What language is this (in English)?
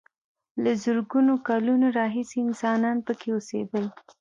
Pashto